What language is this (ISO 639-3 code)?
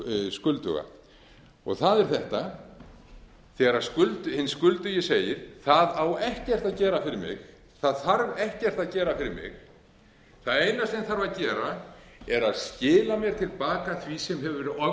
isl